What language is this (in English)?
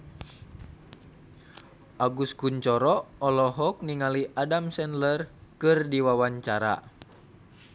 Sundanese